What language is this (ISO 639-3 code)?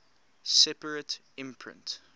eng